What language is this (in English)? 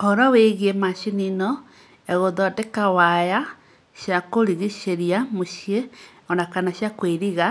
Kikuyu